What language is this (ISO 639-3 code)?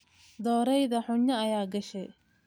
som